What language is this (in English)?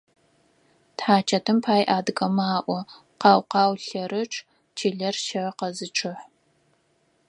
Adyghe